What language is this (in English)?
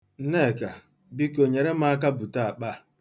Igbo